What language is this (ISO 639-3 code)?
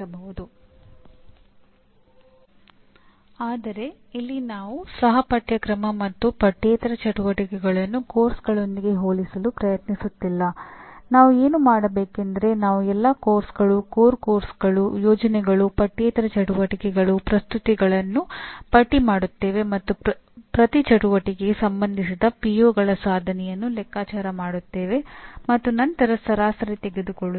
kan